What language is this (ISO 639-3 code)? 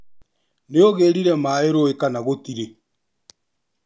kik